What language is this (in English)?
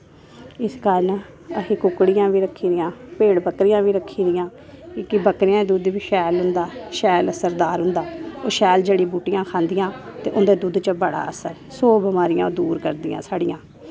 Dogri